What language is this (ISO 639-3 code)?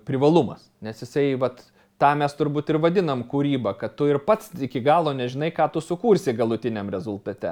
lit